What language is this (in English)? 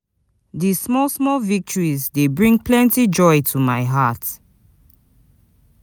Nigerian Pidgin